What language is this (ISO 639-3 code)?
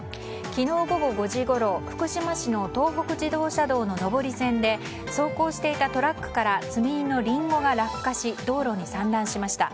jpn